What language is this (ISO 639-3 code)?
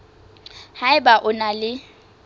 sot